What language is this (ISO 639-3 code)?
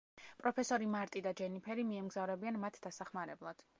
kat